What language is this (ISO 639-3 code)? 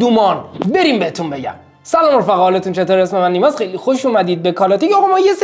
fas